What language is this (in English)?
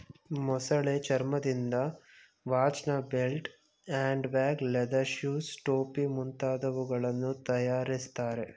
Kannada